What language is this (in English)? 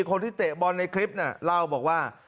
Thai